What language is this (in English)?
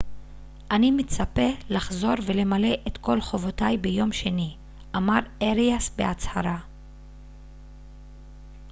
Hebrew